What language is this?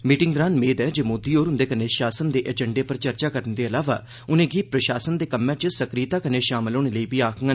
Dogri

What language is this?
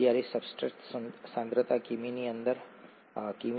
Gujarati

